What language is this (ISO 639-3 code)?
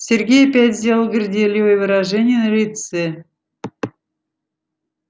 rus